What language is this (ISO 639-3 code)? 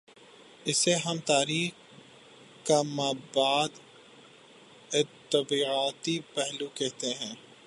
urd